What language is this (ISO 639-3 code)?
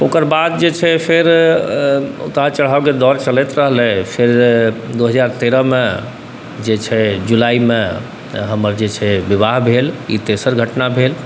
mai